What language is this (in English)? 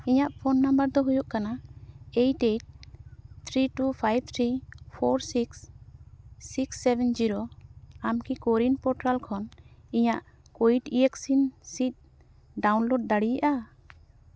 Santali